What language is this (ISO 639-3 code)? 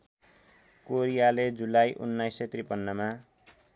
nep